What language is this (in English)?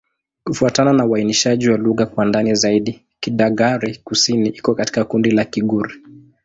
Swahili